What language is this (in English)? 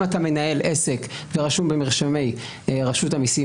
Hebrew